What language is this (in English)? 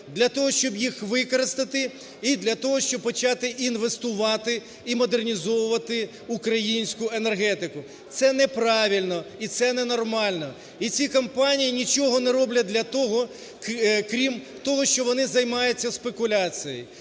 Ukrainian